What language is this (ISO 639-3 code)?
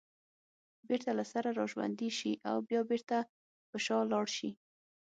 pus